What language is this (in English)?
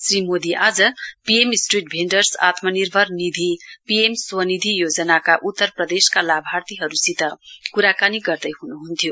Nepali